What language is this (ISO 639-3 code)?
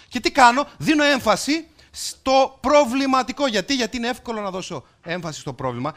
ell